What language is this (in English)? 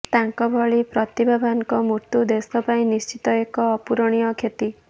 Odia